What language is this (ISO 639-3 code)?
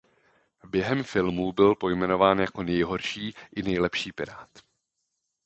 ces